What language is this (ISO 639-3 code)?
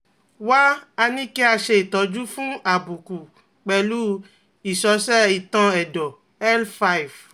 yor